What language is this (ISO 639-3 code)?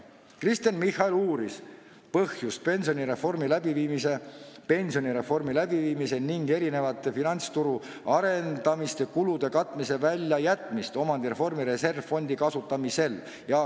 est